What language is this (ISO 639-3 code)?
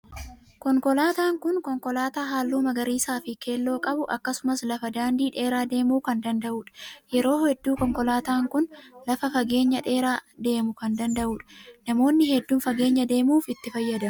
orm